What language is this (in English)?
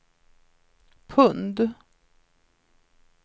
Swedish